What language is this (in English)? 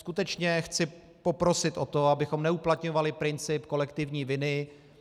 Czech